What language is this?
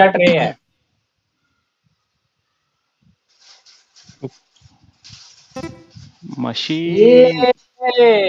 Marathi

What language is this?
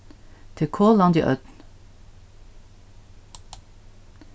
Faroese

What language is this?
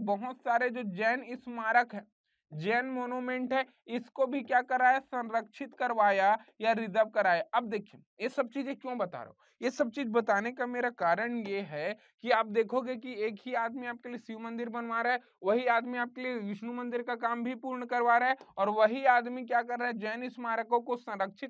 Hindi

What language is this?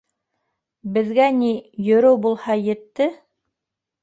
Bashkir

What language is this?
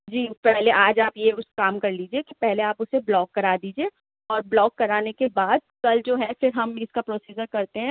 Urdu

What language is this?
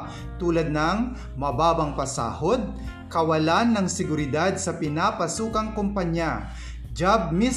Filipino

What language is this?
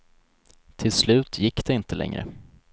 Swedish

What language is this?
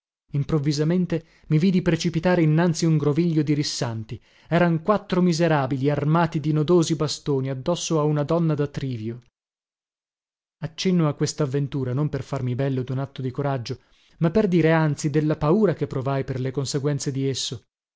Italian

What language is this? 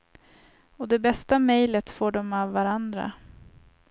Swedish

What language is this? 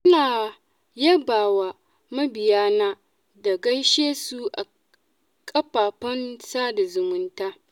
Hausa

